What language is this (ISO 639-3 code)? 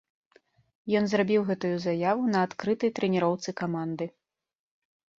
bel